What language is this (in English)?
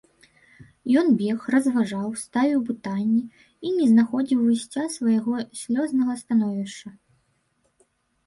Belarusian